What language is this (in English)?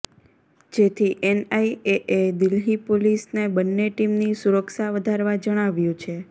Gujarati